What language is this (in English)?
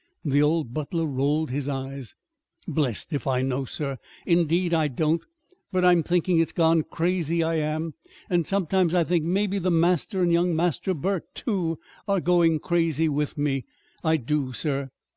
English